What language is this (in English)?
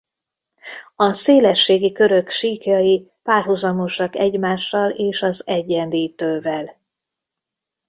Hungarian